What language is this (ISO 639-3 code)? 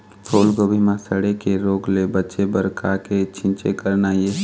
hne